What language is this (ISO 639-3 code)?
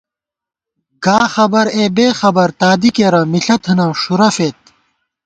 gwt